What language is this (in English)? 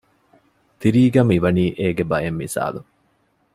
Divehi